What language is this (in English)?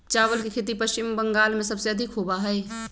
Magahi